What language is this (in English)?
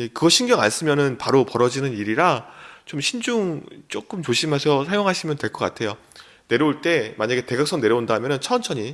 Korean